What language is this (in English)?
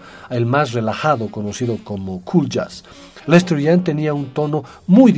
Spanish